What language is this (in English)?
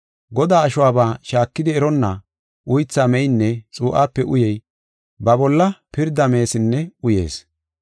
Gofa